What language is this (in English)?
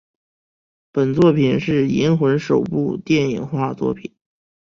Chinese